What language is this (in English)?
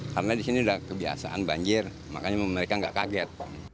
Indonesian